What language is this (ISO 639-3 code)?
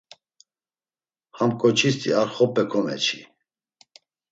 lzz